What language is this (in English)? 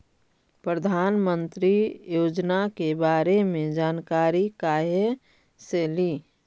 Magahi